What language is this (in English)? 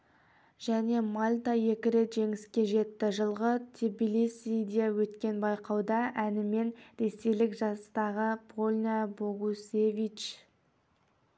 Kazakh